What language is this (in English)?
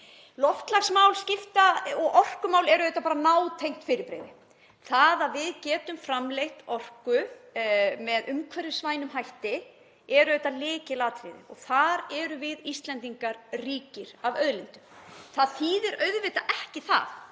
Icelandic